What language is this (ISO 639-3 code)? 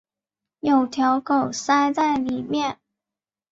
zho